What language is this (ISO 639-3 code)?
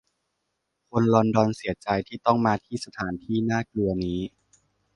tha